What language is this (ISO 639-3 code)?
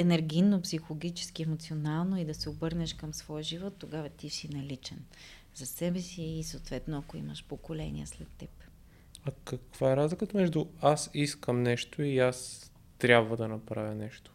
bul